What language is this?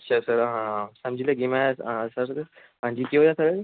Dogri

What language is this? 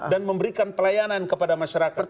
Indonesian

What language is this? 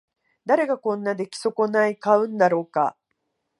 Japanese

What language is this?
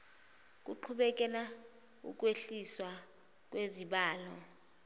Zulu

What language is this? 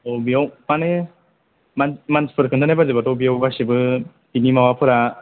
Bodo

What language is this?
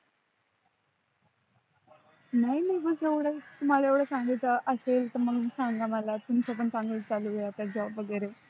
Marathi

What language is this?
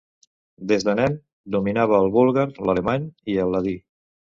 Catalan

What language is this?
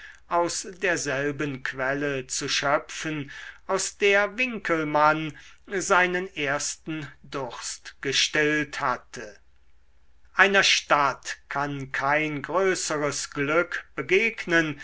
German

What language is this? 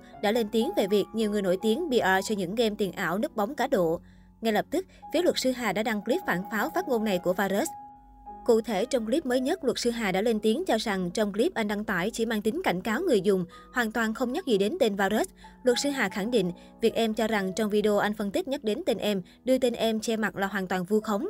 Vietnamese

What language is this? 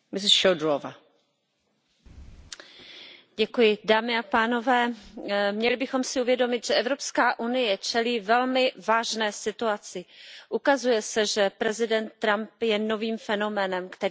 Czech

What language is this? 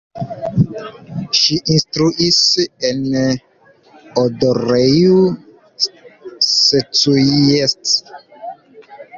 Esperanto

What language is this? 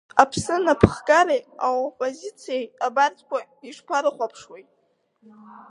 Abkhazian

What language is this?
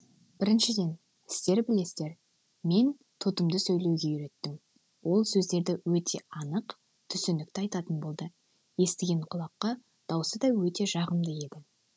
Kazakh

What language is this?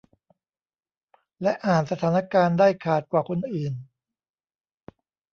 Thai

